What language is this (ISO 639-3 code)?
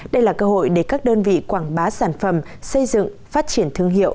vie